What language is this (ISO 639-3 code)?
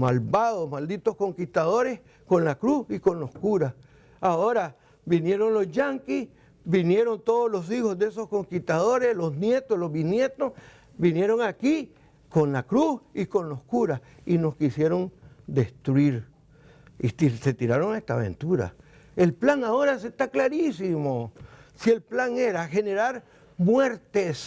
spa